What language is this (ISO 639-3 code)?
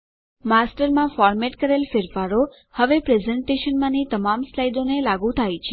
guj